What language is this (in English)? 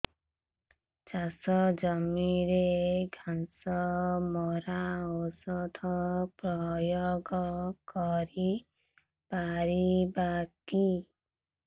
Odia